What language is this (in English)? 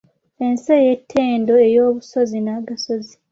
Ganda